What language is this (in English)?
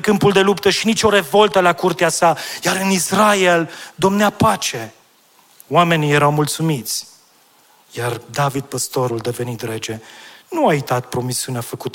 Romanian